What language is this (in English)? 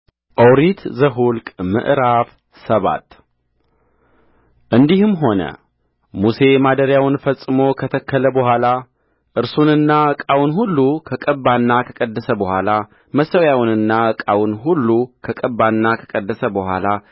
Amharic